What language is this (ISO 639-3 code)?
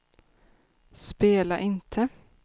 swe